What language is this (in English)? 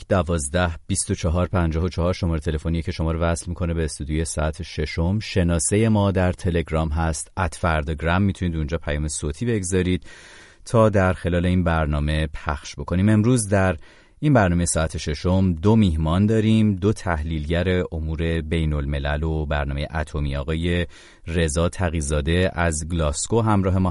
Persian